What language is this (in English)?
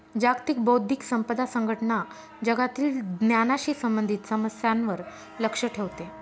Marathi